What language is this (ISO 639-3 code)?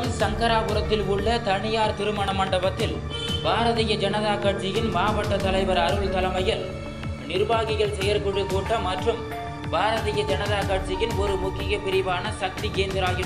ara